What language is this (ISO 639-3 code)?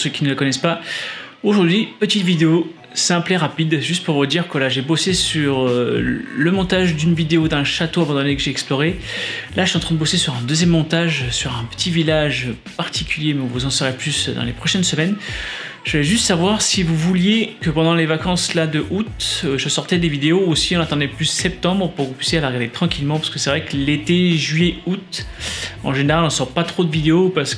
fra